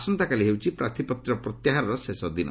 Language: Odia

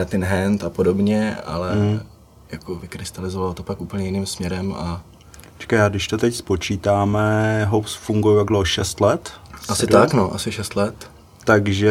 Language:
Czech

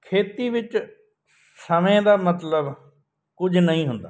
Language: Punjabi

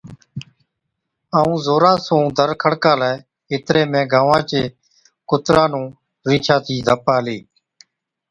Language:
Od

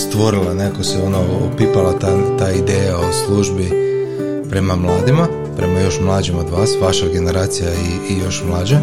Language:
Croatian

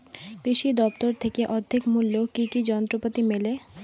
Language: Bangla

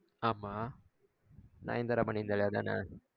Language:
Tamil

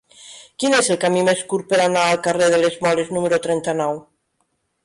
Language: Catalan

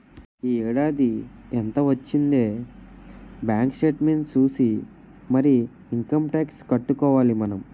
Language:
Telugu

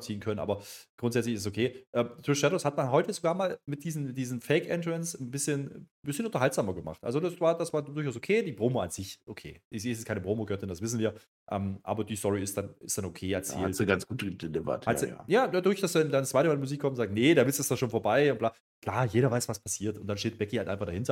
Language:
German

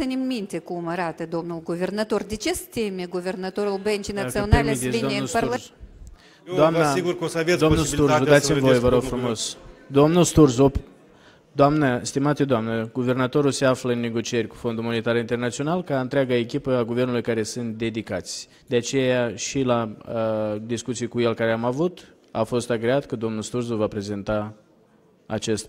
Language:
Romanian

